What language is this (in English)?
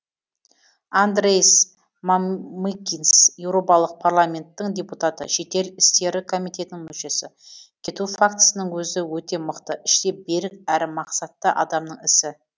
Kazakh